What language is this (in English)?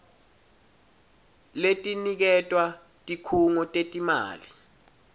Swati